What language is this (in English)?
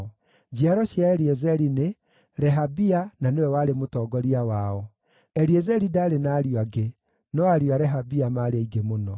Kikuyu